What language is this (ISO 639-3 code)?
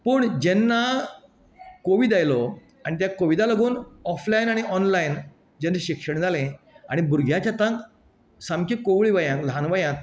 kok